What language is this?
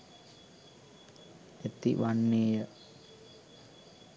Sinhala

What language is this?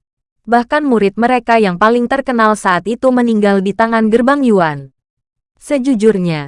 Indonesian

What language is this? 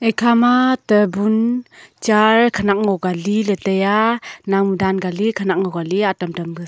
Wancho Naga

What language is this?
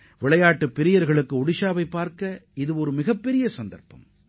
Tamil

